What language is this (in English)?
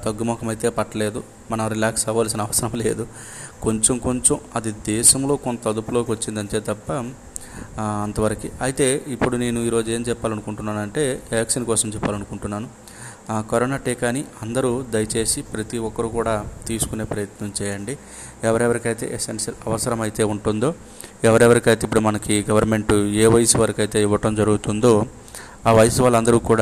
Telugu